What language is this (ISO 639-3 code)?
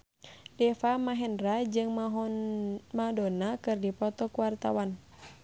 sun